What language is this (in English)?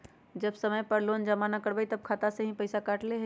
Magahi